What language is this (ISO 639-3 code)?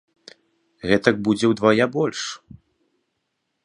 bel